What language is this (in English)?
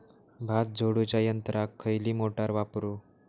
Marathi